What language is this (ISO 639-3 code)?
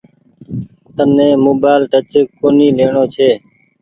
gig